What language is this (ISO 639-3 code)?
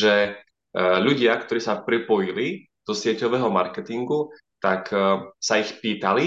slk